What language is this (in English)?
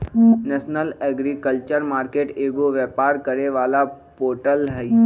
Magahi